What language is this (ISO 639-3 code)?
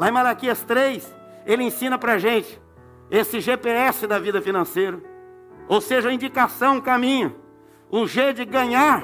por